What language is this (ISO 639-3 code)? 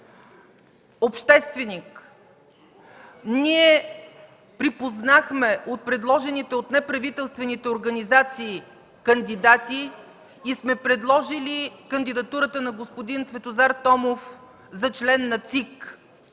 bul